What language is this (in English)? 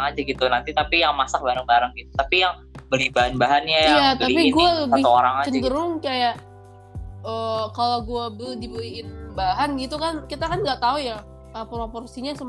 Indonesian